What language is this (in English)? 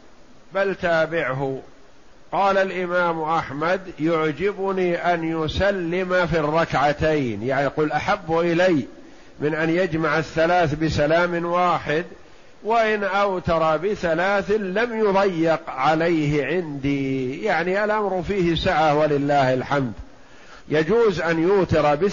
Arabic